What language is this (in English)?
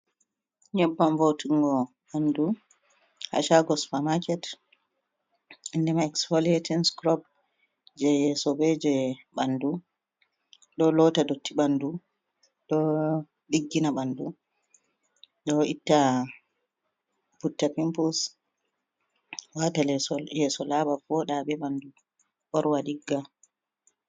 Fula